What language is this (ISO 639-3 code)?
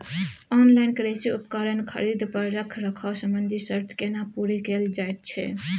mai